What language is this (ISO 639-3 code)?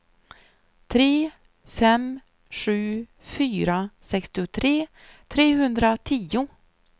swe